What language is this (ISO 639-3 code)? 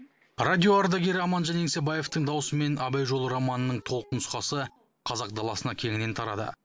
kaz